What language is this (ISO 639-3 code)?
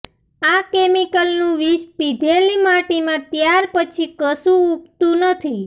guj